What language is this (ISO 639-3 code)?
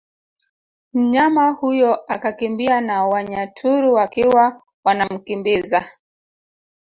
swa